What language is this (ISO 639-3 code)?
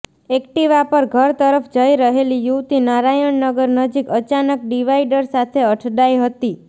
guj